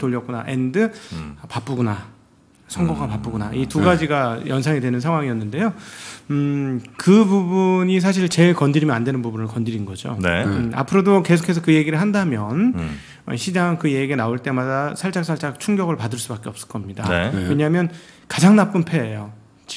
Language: Korean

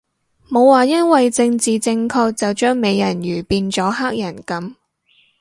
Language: Cantonese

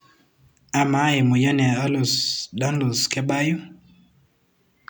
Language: Masai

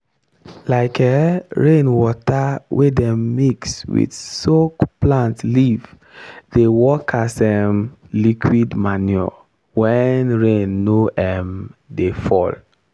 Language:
Nigerian Pidgin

